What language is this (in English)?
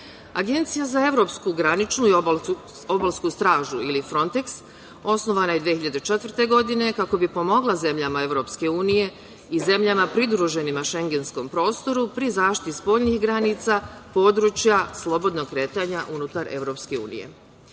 Serbian